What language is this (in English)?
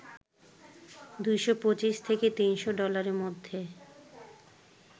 Bangla